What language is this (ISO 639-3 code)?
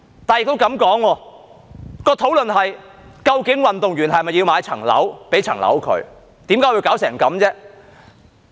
yue